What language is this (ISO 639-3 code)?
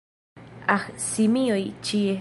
epo